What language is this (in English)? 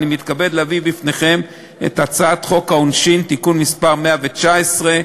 Hebrew